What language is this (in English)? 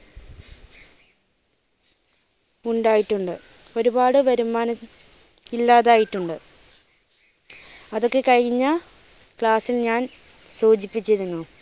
Malayalam